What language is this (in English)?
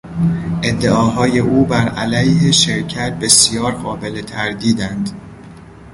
Persian